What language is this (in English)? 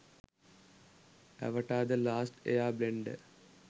Sinhala